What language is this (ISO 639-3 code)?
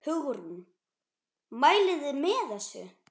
isl